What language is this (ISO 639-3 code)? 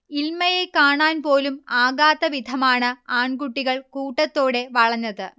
mal